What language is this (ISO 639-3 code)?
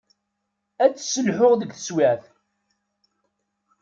kab